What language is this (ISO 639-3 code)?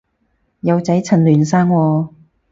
yue